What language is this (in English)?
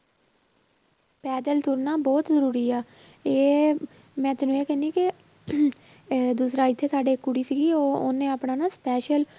Punjabi